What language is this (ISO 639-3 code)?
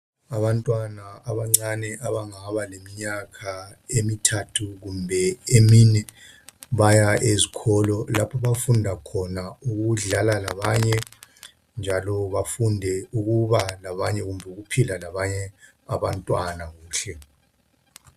nde